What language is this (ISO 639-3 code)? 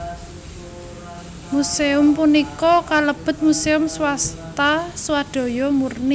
jav